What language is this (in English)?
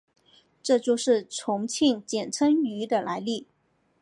Chinese